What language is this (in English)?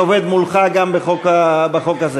Hebrew